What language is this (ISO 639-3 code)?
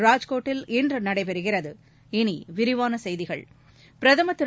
tam